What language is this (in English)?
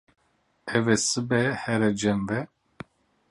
Kurdish